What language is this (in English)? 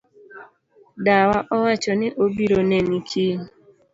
Luo (Kenya and Tanzania)